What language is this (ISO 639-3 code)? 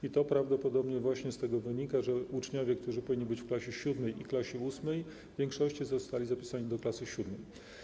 pol